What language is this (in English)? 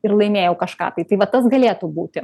Lithuanian